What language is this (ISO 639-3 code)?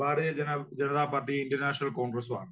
mal